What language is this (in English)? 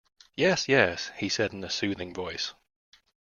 English